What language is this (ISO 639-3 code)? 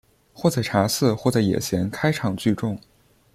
zho